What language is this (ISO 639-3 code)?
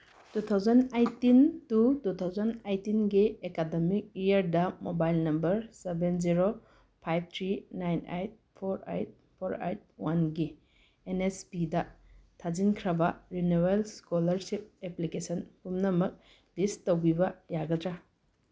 mni